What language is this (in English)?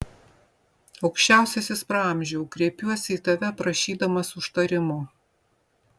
Lithuanian